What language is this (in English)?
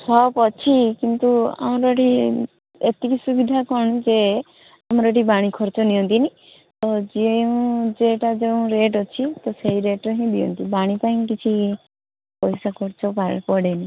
Odia